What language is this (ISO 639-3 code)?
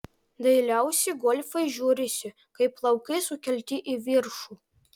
lit